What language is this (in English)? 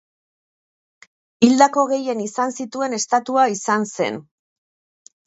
Basque